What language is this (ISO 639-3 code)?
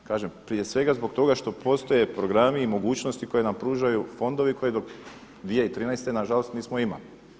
hrv